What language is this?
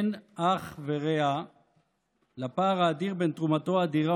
Hebrew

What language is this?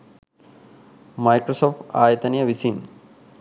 Sinhala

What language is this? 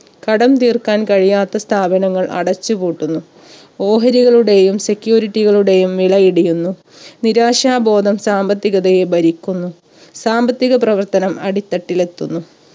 Malayalam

